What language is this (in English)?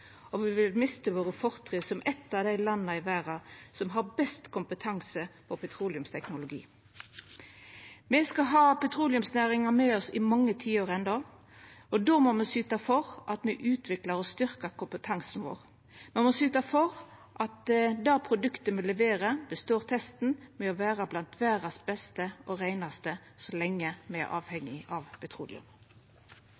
Norwegian Nynorsk